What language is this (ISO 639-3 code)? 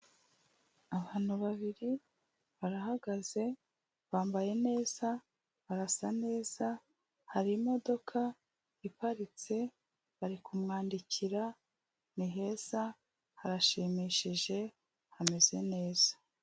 kin